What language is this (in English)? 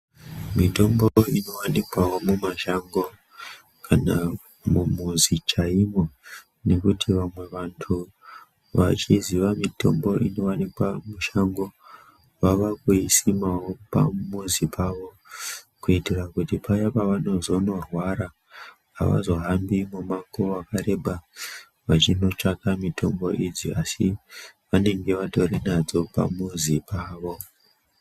Ndau